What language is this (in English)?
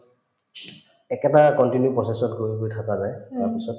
Assamese